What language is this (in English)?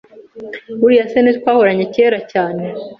Kinyarwanda